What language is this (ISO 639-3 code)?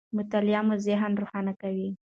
pus